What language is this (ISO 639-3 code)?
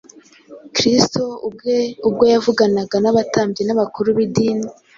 kin